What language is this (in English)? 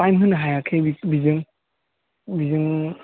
Bodo